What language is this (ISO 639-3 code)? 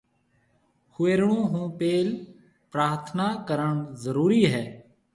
mve